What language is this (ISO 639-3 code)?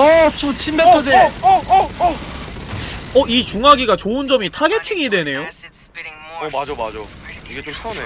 kor